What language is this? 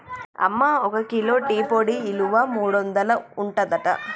Telugu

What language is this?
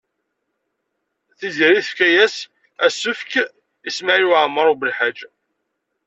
Kabyle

